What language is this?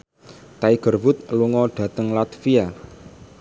Javanese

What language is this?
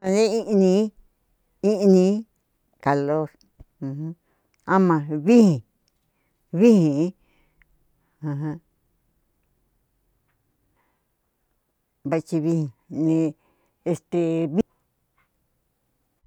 Cuyamecalco Mixtec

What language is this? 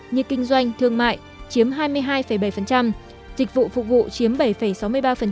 Vietnamese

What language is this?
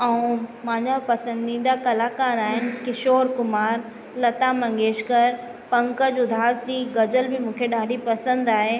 Sindhi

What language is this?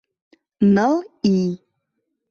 Mari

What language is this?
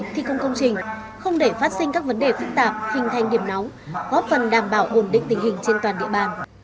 Vietnamese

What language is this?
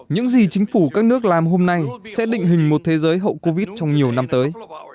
Vietnamese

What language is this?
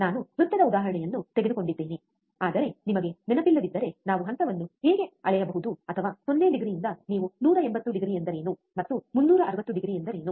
Kannada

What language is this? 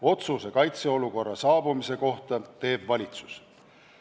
Estonian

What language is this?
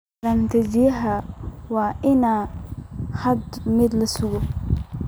Somali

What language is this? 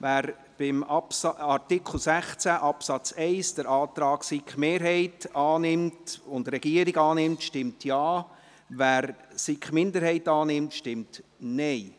Swiss German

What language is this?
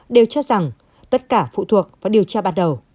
Vietnamese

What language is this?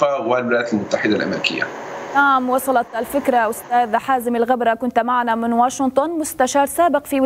Arabic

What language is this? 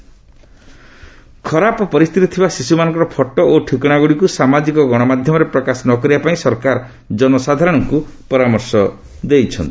Odia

